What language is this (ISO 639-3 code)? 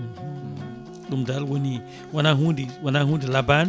ful